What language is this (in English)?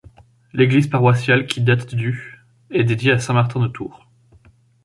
French